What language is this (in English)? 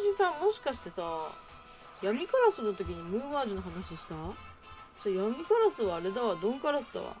Japanese